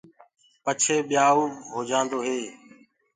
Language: Gurgula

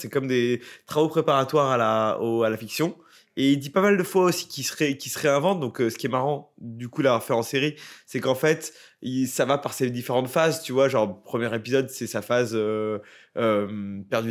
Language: French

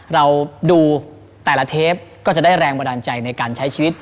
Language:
Thai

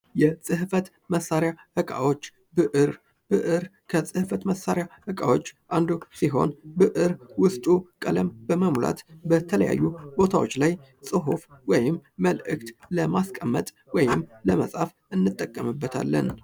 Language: Amharic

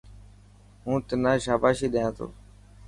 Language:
Dhatki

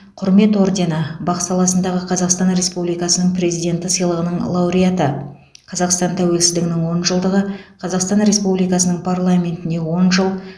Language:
Kazakh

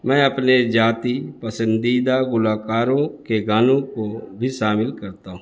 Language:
Urdu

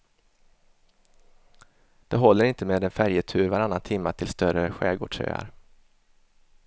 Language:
Swedish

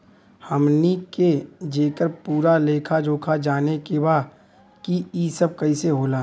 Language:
Bhojpuri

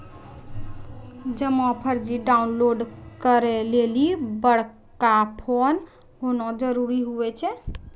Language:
Maithili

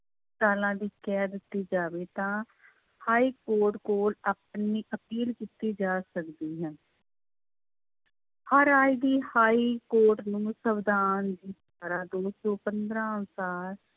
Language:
Punjabi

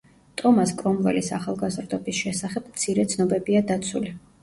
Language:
Georgian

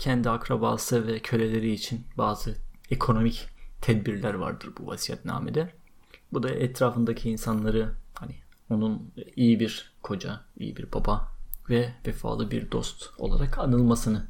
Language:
Turkish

